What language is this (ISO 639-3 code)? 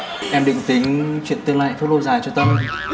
vie